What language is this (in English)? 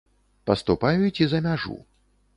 Belarusian